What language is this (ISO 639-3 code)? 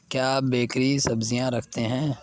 urd